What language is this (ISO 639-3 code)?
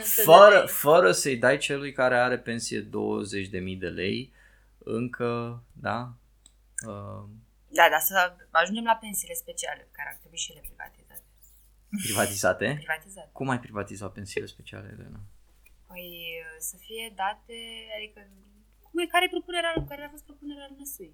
ron